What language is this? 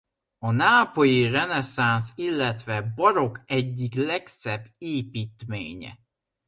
Hungarian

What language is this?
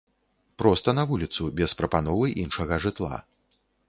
Belarusian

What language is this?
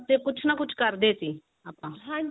Punjabi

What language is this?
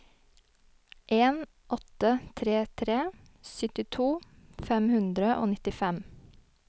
Norwegian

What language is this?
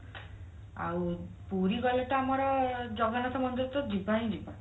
Odia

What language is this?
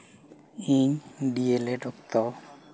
Santali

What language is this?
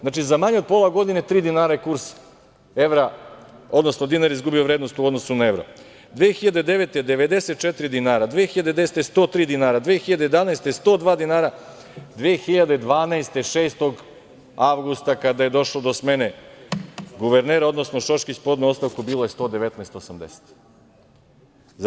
Serbian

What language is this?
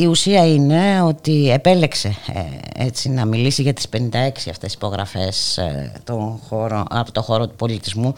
Greek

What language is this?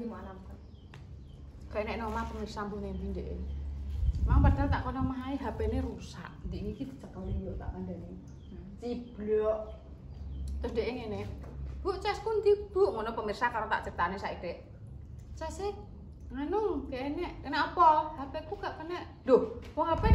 Indonesian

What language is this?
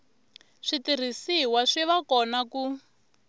Tsonga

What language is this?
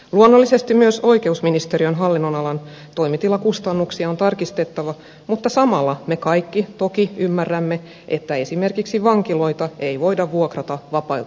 Finnish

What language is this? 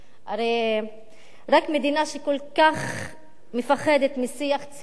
Hebrew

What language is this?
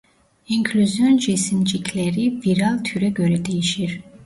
Turkish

